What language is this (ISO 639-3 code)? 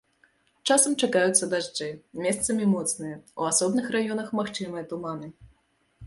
bel